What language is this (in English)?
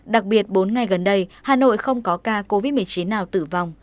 Vietnamese